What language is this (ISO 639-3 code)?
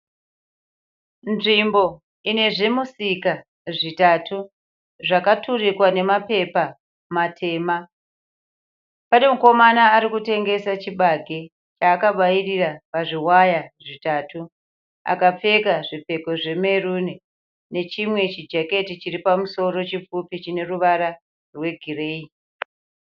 sna